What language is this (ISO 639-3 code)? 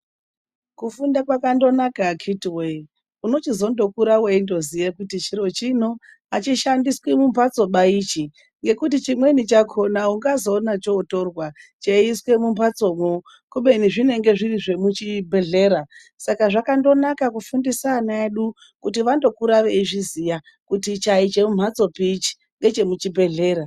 ndc